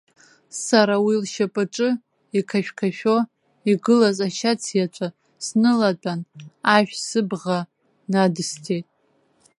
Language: Abkhazian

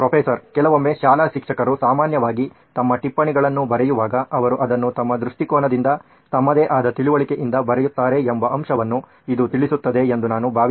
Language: Kannada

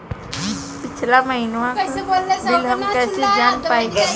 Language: Bhojpuri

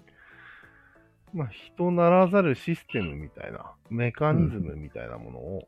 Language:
Japanese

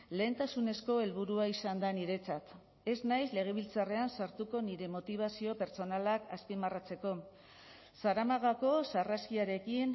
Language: Basque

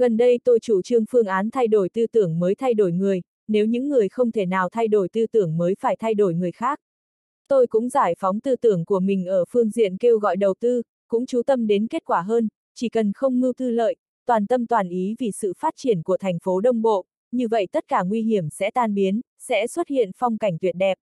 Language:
Vietnamese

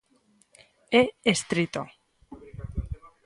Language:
Galician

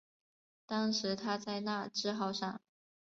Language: Chinese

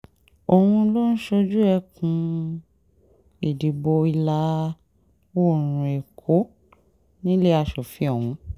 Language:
Yoruba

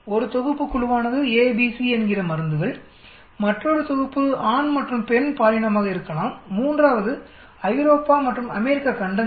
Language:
Tamil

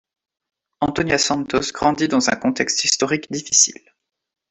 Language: French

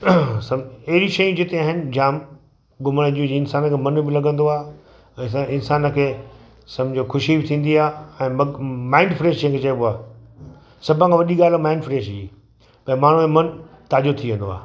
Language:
Sindhi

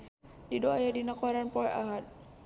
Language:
Sundanese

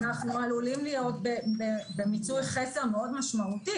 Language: Hebrew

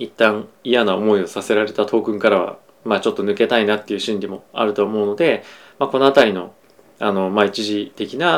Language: Japanese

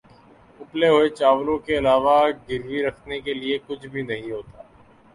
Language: Urdu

